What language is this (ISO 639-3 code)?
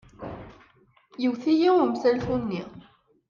kab